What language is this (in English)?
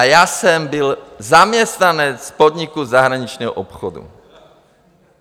Czech